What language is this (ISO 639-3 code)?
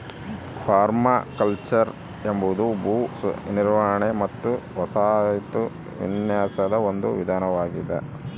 kan